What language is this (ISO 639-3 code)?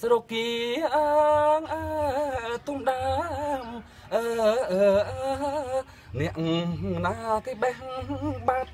tha